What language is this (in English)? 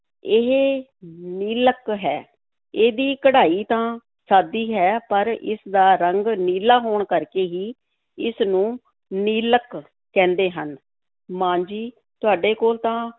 Punjabi